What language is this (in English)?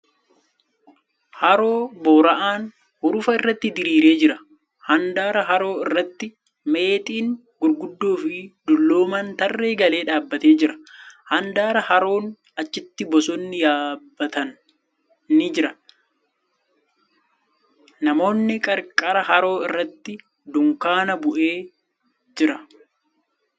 Oromo